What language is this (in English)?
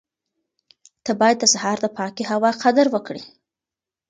Pashto